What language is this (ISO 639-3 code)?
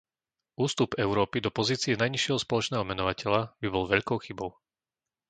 slk